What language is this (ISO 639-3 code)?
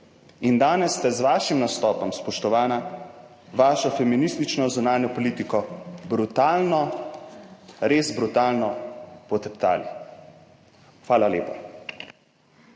slv